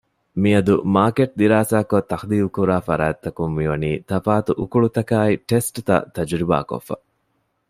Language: Divehi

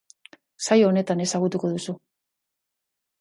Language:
Basque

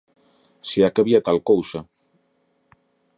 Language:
Galician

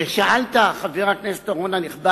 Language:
Hebrew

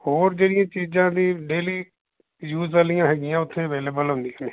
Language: Punjabi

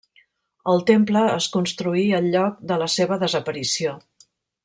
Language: Catalan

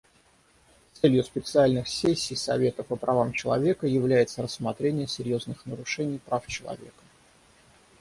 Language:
Russian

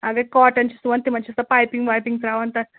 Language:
Kashmiri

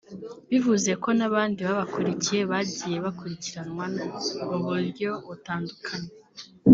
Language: Kinyarwanda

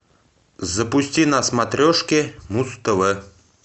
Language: Russian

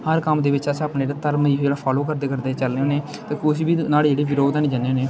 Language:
Dogri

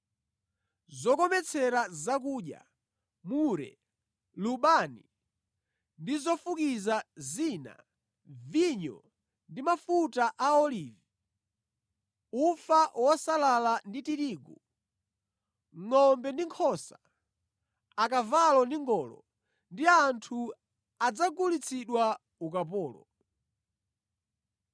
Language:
Nyanja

